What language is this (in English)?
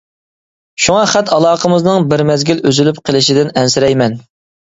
Uyghur